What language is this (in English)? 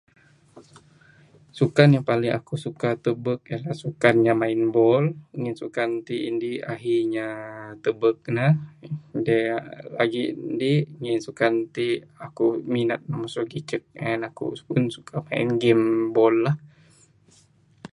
Bukar-Sadung Bidayuh